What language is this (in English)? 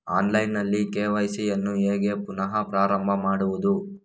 Kannada